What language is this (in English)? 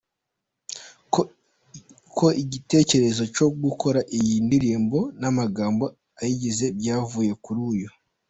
Kinyarwanda